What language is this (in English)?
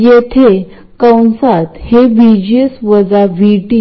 Marathi